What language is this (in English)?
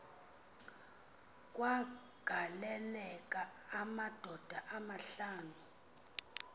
Xhosa